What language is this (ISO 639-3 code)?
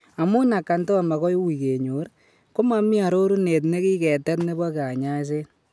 kln